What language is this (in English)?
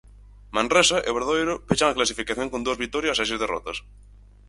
Galician